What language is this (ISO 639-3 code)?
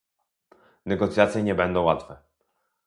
pol